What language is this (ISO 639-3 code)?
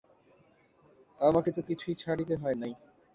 ben